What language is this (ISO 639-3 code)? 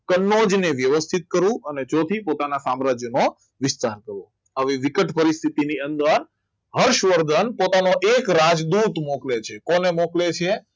guj